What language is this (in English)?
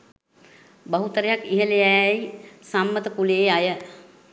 Sinhala